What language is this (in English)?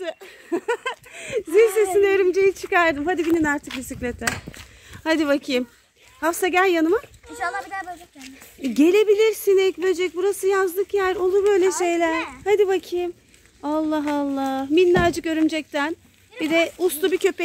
Turkish